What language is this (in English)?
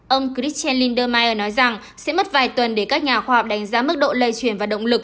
Vietnamese